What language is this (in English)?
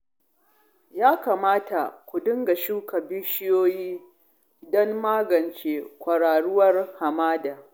Hausa